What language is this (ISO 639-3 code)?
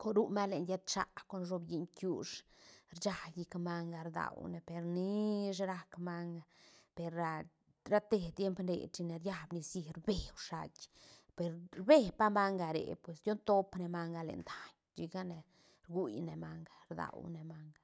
ztn